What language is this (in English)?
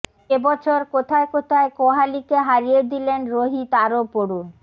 Bangla